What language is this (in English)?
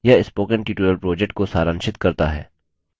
Hindi